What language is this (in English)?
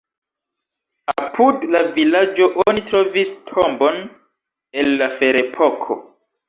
Esperanto